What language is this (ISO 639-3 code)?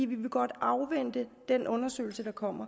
dan